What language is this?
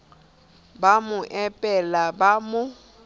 Southern Sotho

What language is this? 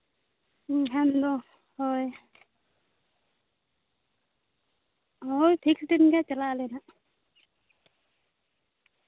Santali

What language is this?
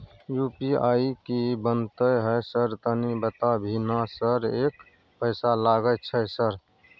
Maithili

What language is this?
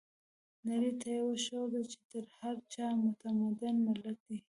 Pashto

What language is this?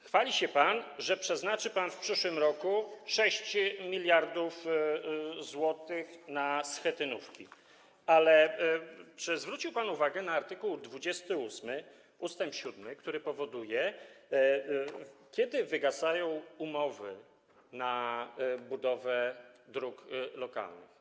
Polish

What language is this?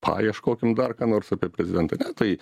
Lithuanian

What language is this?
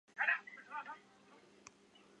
Chinese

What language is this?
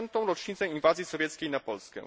Polish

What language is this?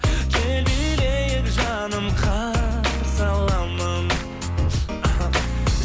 Kazakh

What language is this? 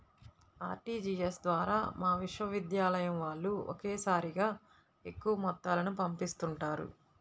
Telugu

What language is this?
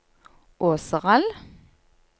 Norwegian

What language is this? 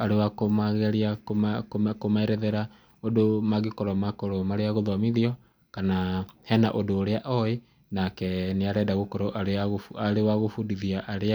Kikuyu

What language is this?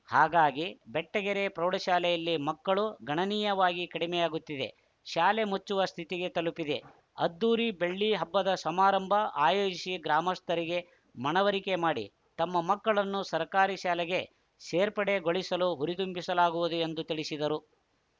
Kannada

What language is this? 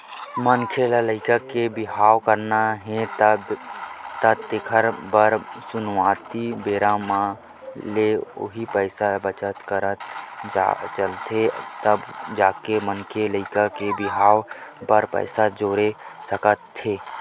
Chhattisgarhi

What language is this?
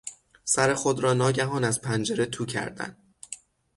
Persian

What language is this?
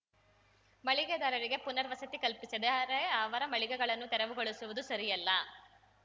Kannada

